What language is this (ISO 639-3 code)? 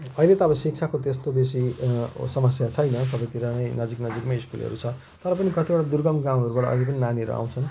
nep